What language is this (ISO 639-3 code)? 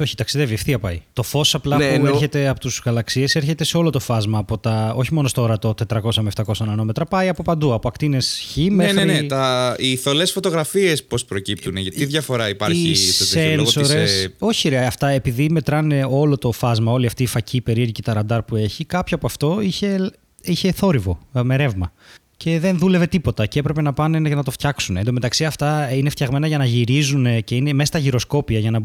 ell